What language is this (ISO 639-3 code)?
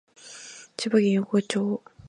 jpn